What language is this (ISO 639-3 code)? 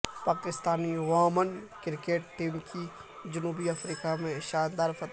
urd